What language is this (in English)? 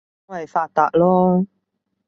Cantonese